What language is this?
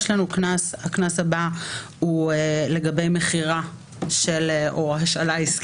Hebrew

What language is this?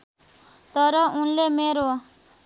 Nepali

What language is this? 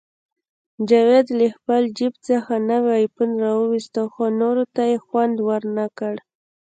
Pashto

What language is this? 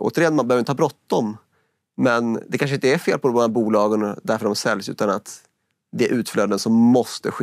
Swedish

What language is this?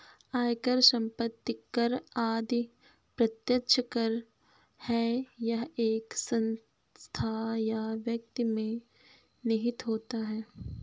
Hindi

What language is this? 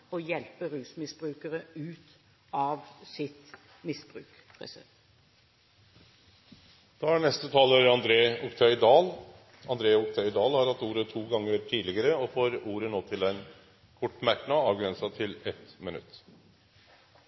Norwegian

